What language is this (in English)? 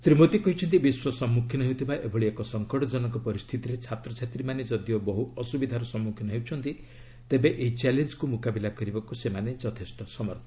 Odia